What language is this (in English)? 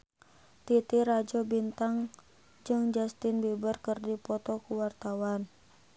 Sundanese